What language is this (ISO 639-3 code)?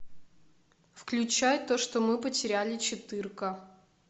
rus